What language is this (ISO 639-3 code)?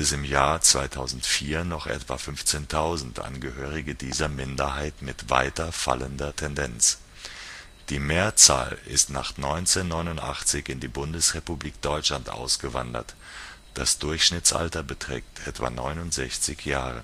deu